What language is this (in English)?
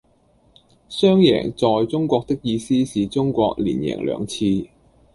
Cantonese